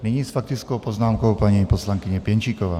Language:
Czech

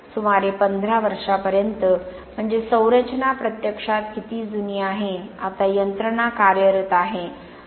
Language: Marathi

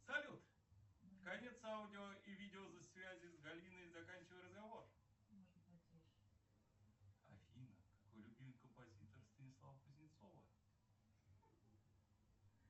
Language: Russian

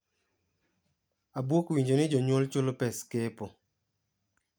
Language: Luo (Kenya and Tanzania)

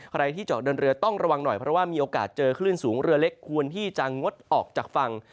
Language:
Thai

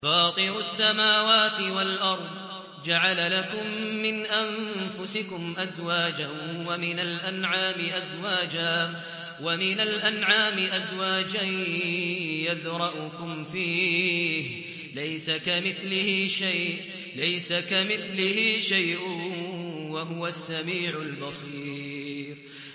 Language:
Arabic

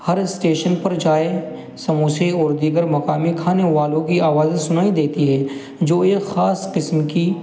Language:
Urdu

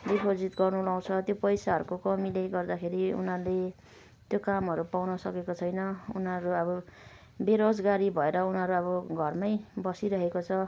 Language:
Nepali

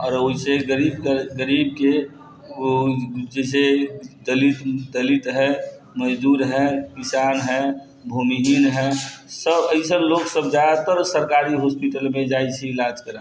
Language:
Maithili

